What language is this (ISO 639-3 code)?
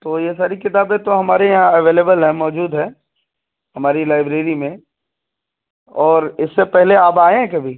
urd